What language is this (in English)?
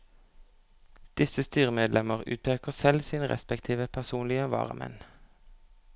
Norwegian